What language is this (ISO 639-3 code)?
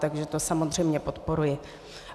ces